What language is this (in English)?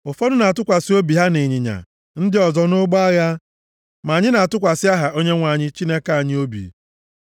Igbo